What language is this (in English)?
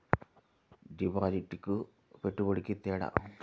Telugu